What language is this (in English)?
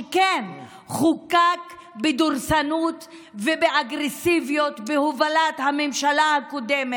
Hebrew